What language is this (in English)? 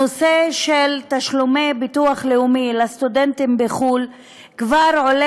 Hebrew